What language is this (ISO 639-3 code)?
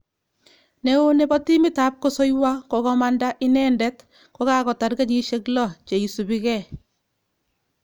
kln